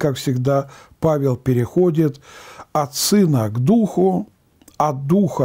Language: Russian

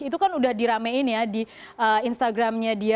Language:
Indonesian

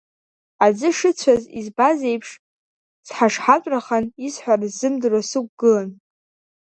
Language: Abkhazian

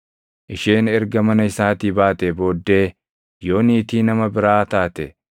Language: Oromo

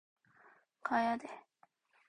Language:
Korean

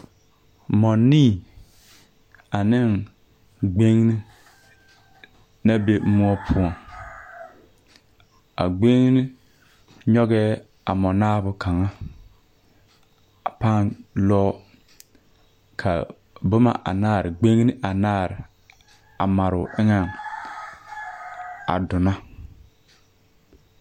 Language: Southern Dagaare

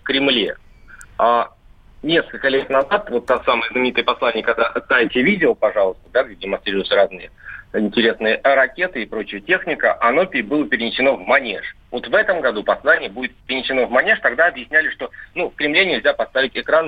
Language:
Russian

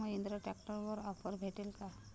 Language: Marathi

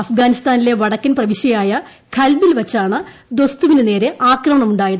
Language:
Malayalam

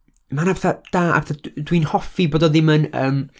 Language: Welsh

